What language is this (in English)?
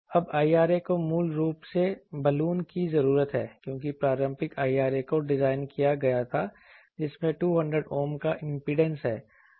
Hindi